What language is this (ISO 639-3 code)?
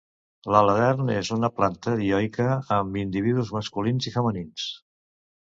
cat